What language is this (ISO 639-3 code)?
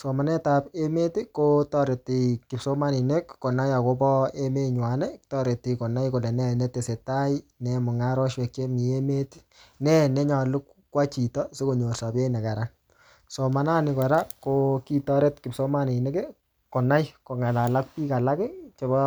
kln